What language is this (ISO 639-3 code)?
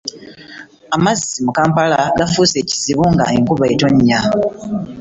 lug